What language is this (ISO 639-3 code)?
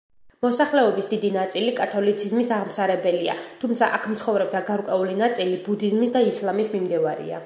kat